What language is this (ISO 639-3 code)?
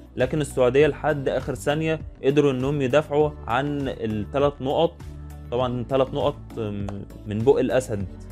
ara